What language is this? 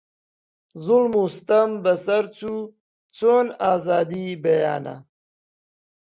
Central Kurdish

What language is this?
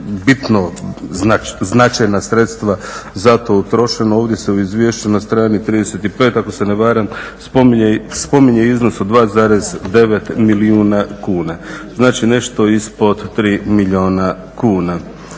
Croatian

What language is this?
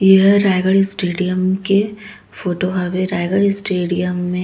Chhattisgarhi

